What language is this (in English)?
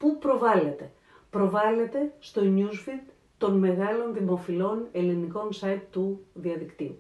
Greek